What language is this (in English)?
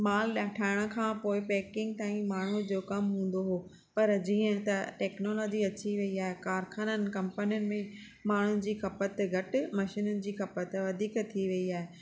Sindhi